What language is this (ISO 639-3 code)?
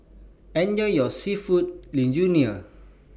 eng